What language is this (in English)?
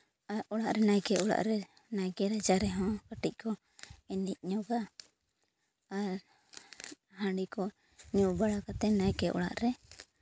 Santali